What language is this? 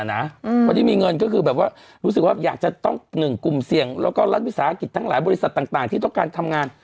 Thai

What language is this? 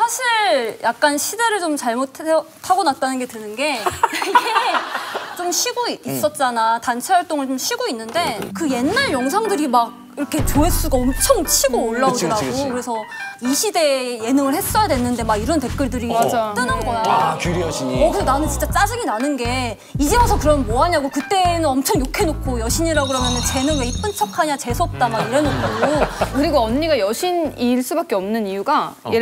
Korean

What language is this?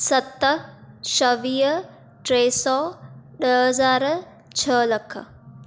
Sindhi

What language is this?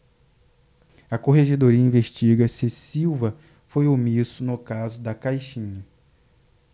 Portuguese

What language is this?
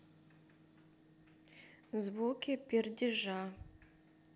Russian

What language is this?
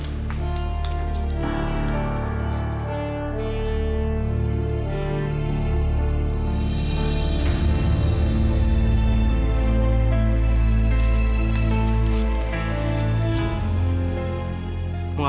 Indonesian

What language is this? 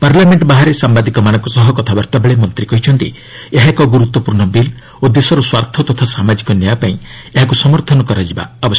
Odia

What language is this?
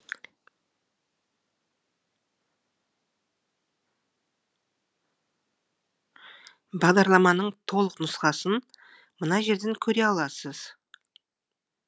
Kazakh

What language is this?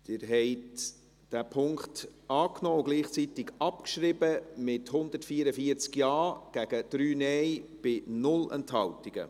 Swiss German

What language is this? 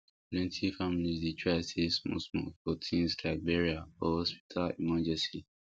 Nigerian Pidgin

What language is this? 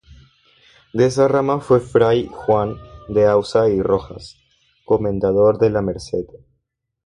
Spanish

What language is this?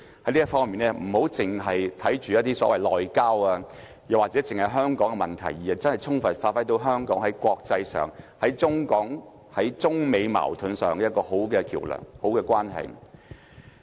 Cantonese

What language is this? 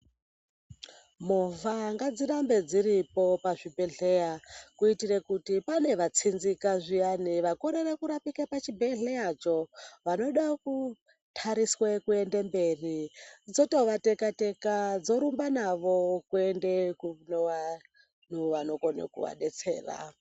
Ndau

